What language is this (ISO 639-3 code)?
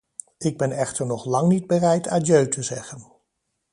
nld